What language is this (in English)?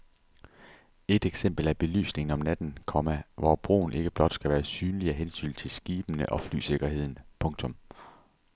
Danish